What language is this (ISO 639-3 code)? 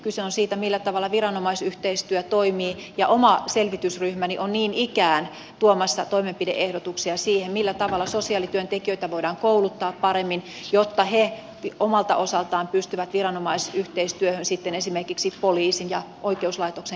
fin